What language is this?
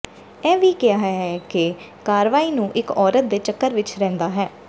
Punjabi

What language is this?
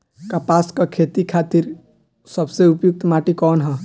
Bhojpuri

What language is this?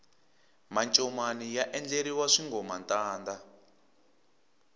Tsonga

